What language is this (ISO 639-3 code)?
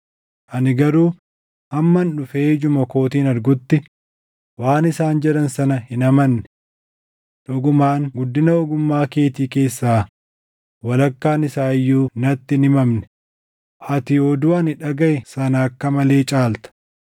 orm